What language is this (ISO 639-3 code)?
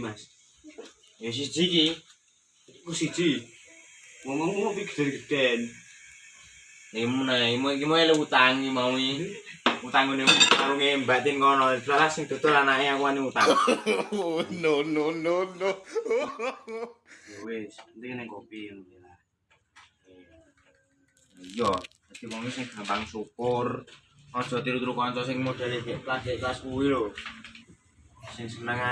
ind